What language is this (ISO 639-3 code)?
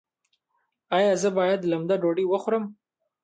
pus